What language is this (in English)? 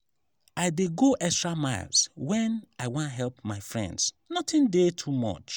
Nigerian Pidgin